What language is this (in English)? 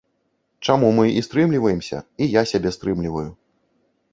Belarusian